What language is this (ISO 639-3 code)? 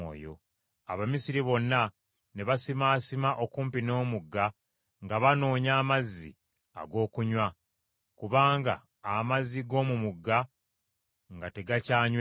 lug